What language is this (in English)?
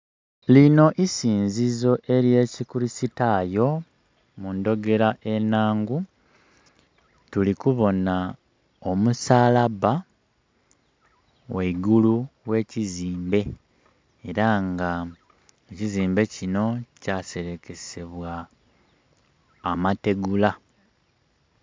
Soga